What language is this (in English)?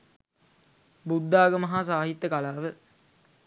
Sinhala